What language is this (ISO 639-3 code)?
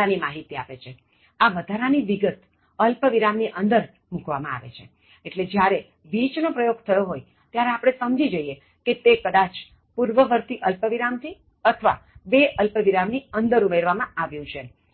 guj